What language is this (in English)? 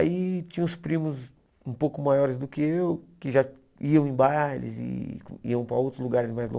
Portuguese